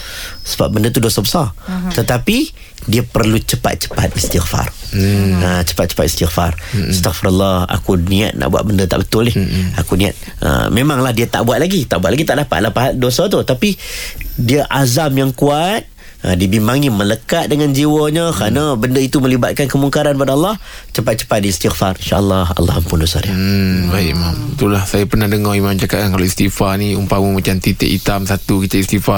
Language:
Malay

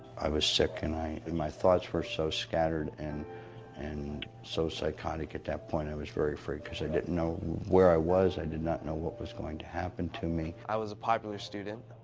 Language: English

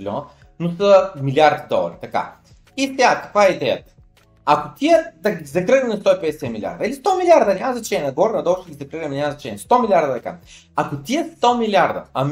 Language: Bulgarian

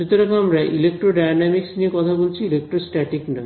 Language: Bangla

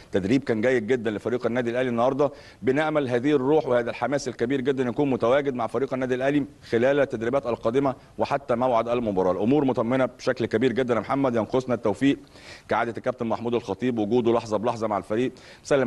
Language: Arabic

